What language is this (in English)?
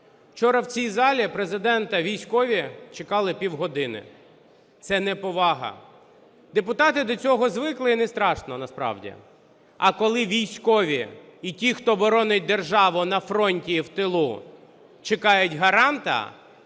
Ukrainian